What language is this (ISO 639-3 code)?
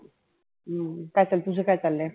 mar